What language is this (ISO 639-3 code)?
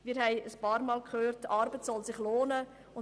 gsw